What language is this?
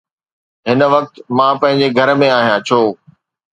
Sindhi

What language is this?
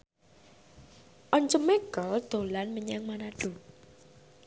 Javanese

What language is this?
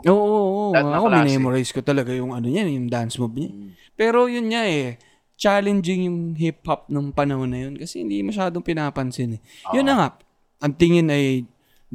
Filipino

